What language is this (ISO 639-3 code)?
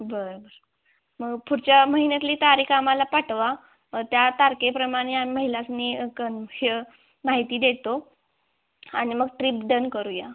mar